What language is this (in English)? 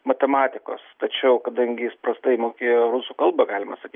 Lithuanian